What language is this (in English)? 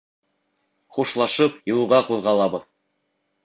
Bashkir